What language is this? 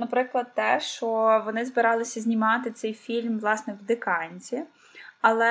Ukrainian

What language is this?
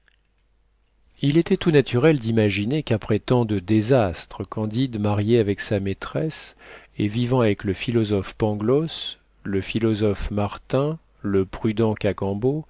French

